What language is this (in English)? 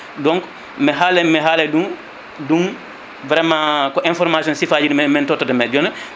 Fula